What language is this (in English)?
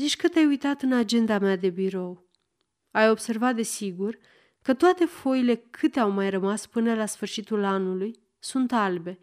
Romanian